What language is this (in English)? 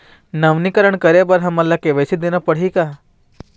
Chhattisgarhi